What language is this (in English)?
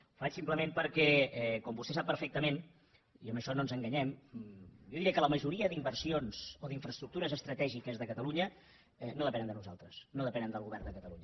Catalan